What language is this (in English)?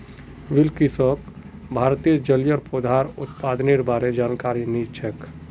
Magahi